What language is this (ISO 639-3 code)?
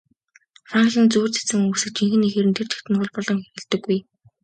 mon